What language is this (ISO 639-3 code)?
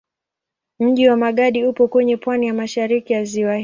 swa